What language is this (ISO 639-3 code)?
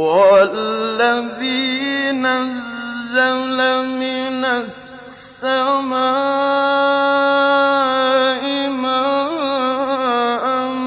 ara